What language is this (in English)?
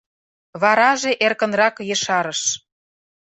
Mari